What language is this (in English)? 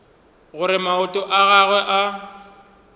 Northern Sotho